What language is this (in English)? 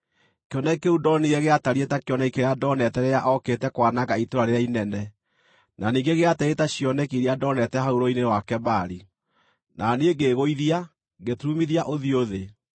Kikuyu